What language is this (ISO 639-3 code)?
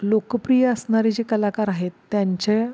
mar